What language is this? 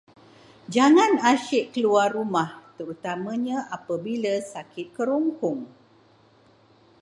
Malay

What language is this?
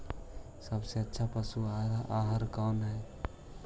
Magahi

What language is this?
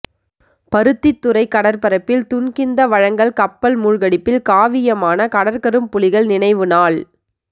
Tamil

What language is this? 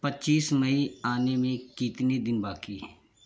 Hindi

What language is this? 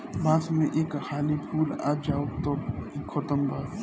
Bhojpuri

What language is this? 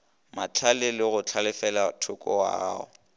Northern Sotho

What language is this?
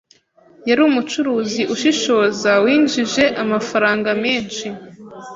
Kinyarwanda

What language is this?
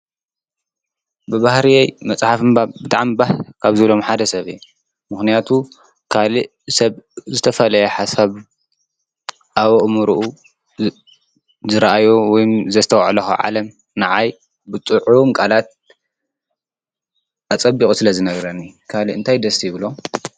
Tigrinya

